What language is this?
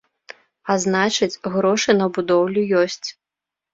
Belarusian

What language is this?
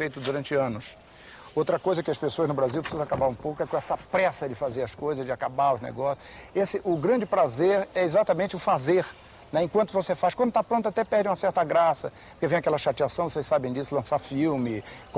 Portuguese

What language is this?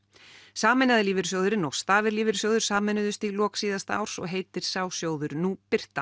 Icelandic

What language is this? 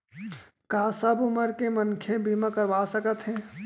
Chhattisgarhi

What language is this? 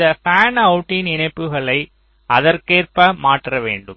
Tamil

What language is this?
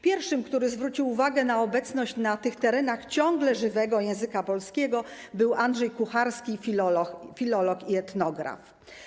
Polish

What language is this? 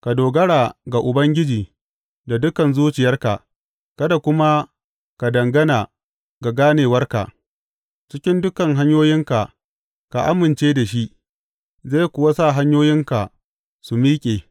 Hausa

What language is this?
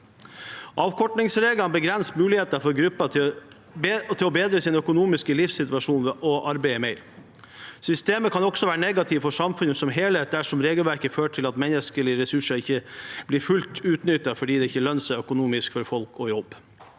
Norwegian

